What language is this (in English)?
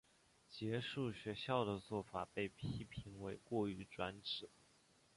Chinese